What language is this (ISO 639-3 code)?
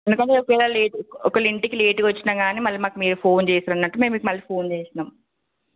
tel